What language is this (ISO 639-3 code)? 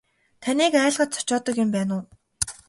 mon